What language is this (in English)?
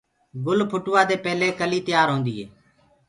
Gurgula